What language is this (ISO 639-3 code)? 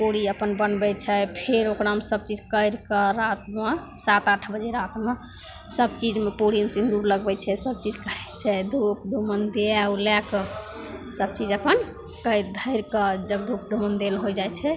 mai